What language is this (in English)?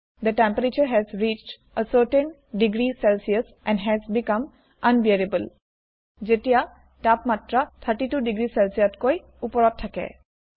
Assamese